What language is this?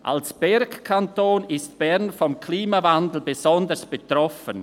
Swiss German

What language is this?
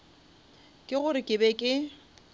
Northern Sotho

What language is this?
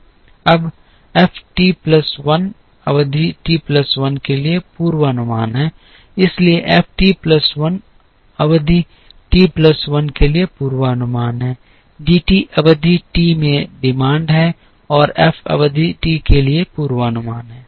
Hindi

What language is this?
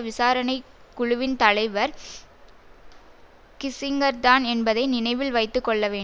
Tamil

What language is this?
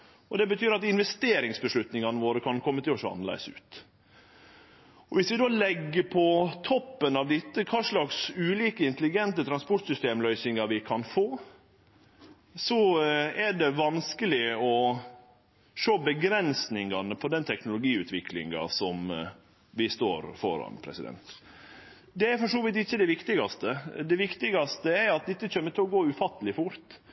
Norwegian Nynorsk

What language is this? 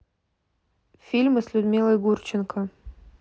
Russian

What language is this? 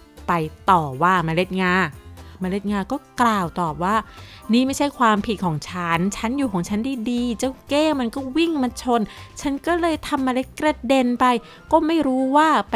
Thai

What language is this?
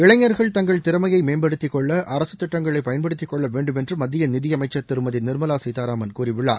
Tamil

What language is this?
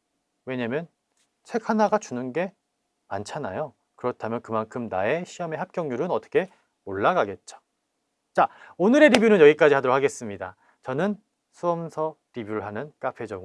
Korean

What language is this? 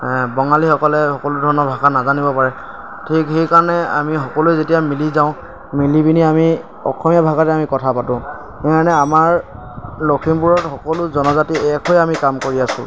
Assamese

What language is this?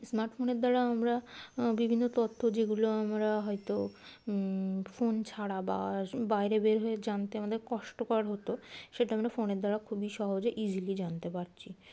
Bangla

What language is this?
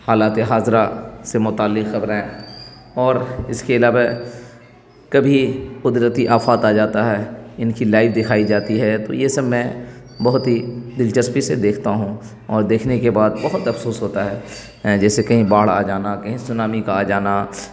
Urdu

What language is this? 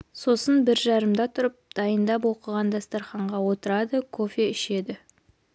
Kazakh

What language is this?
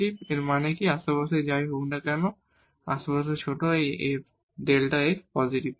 Bangla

